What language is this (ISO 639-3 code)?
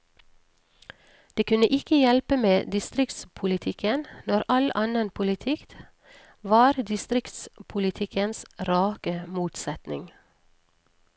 nor